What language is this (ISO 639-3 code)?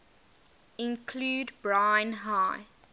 eng